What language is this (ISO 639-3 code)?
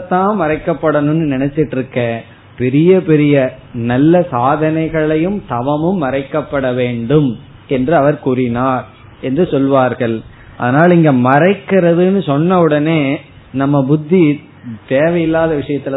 tam